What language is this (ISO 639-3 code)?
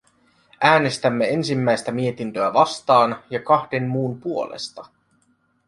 fin